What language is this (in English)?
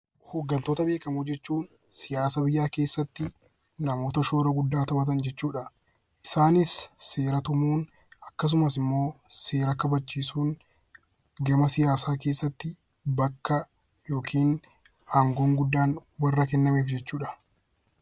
Oromo